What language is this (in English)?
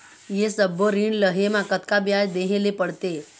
Chhattisgarhi